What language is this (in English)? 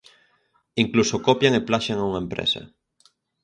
Galician